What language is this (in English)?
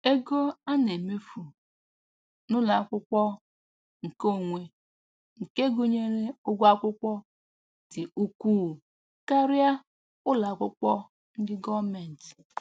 Igbo